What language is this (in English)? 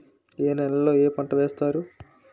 Telugu